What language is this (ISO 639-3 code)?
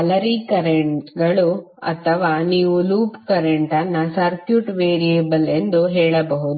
kan